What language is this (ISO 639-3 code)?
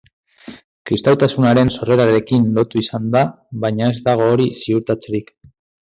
eus